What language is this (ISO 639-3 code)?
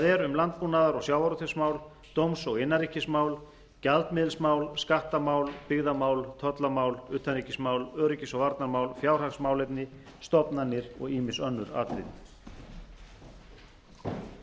isl